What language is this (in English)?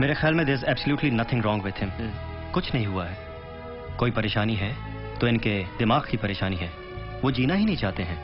Hindi